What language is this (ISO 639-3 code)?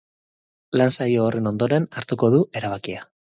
eus